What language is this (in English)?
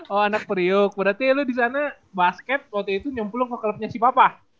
Indonesian